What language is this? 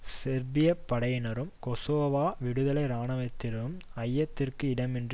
Tamil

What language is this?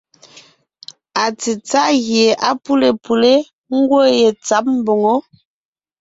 Ngiemboon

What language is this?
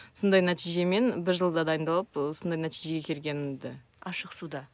Kazakh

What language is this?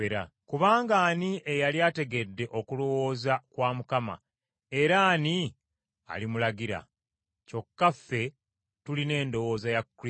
Ganda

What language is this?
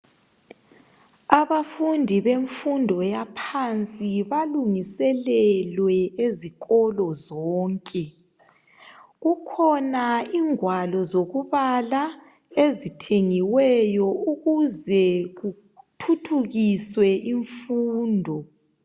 North Ndebele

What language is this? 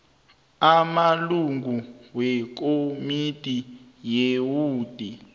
South Ndebele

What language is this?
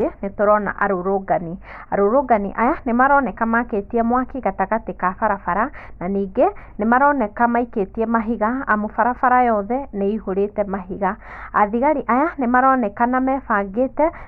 Kikuyu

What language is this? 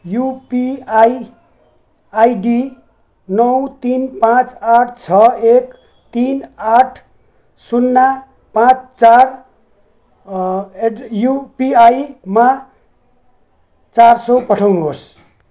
Nepali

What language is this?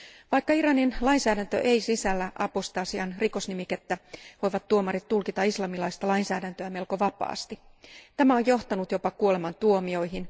Finnish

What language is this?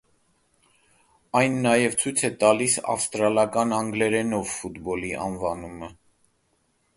Armenian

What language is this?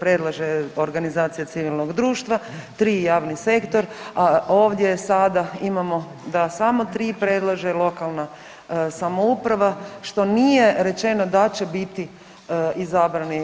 Croatian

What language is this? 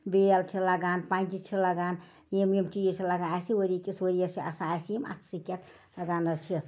Kashmiri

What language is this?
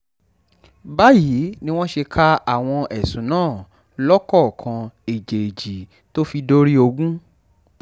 Yoruba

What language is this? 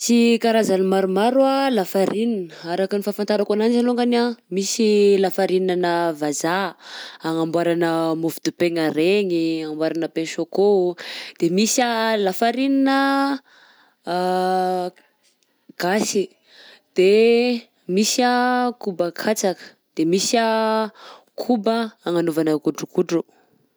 Southern Betsimisaraka Malagasy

